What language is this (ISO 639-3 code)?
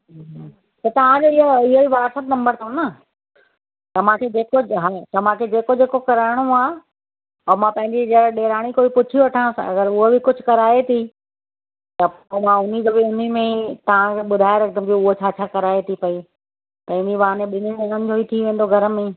snd